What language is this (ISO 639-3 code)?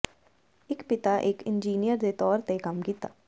pan